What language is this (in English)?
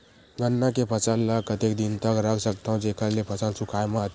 Chhattisgarhi